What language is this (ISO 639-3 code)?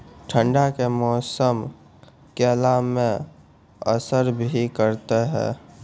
mai